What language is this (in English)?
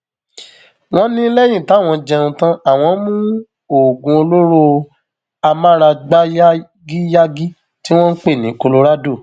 Yoruba